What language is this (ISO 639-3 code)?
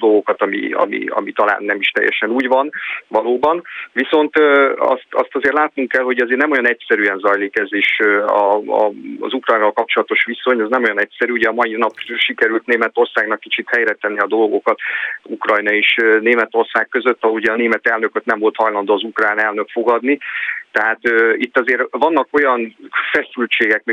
hun